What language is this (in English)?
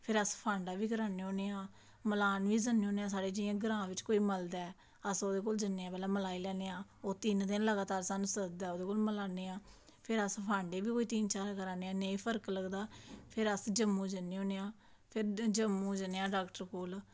Dogri